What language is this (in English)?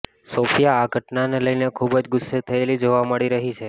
Gujarati